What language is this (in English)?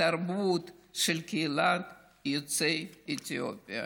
Hebrew